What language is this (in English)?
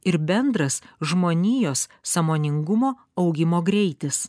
Lithuanian